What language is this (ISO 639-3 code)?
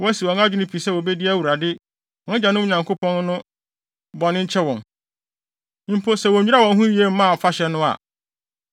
aka